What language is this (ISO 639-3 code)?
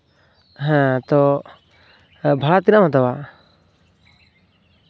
sat